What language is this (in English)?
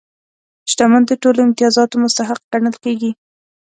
Pashto